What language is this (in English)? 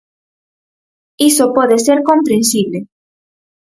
Galician